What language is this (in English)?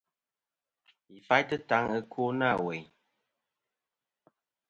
Kom